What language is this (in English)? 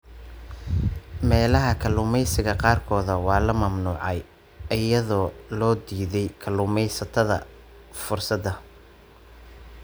Somali